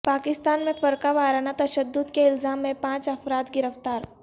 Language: Urdu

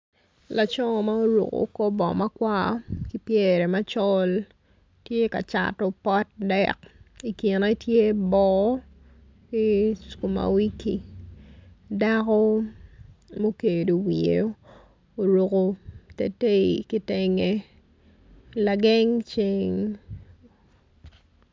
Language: Acoli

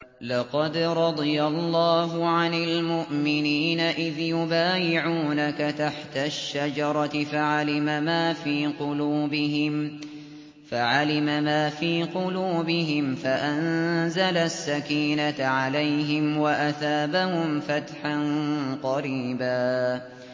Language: Arabic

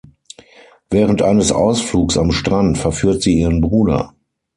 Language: German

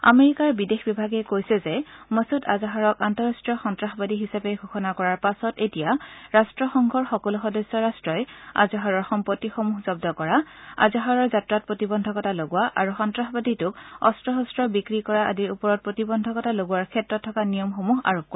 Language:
Assamese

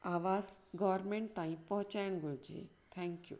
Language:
Sindhi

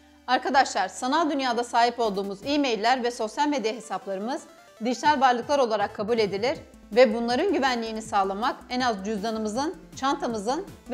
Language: Turkish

